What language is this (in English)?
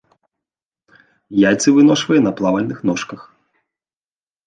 Belarusian